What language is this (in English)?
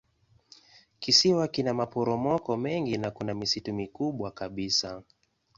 Swahili